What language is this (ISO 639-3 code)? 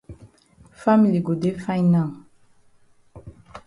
wes